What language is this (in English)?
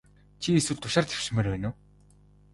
Mongolian